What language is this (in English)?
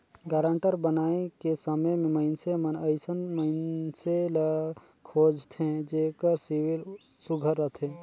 Chhattisgarhi